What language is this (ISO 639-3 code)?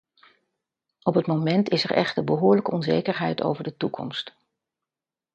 nld